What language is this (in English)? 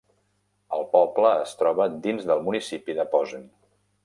Catalan